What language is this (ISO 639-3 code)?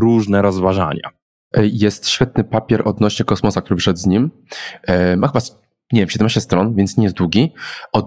pol